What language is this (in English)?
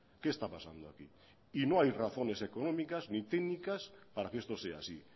Spanish